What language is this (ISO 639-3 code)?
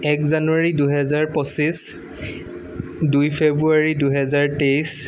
asm